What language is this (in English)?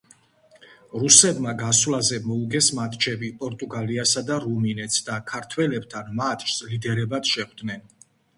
Georgian